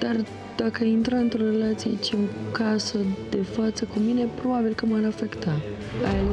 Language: Romanian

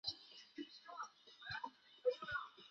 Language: Chinese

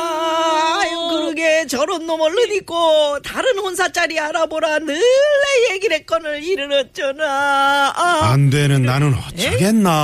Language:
Korean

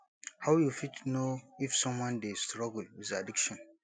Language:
Nigerian Pidgin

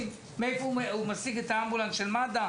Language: Hebrew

